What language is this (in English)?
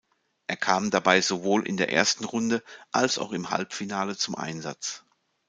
German